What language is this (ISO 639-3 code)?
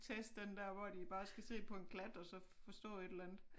dan